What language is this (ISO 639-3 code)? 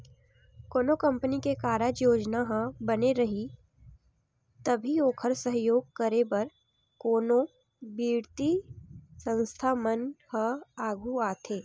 hne